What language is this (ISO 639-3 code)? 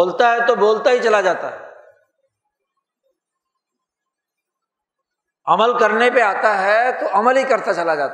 urd